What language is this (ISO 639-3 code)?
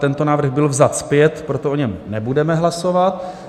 ces